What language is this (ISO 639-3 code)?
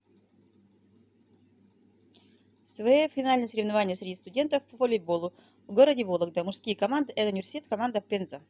rus